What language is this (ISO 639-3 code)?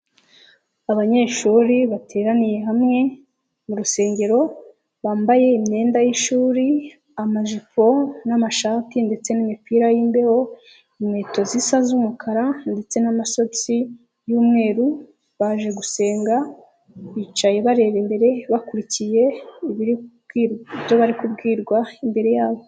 kin